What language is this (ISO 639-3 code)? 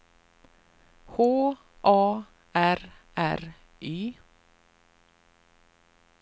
swe